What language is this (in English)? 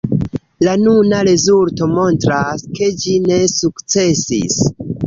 Esperanto